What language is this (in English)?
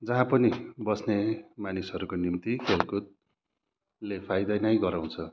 Nepali